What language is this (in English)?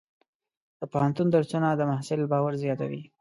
Pashto